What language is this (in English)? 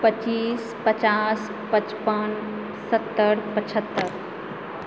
Maithili